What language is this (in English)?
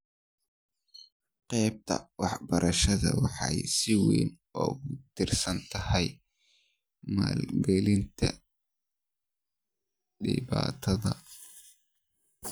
Somali